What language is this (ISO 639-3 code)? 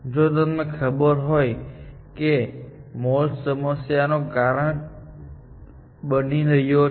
guj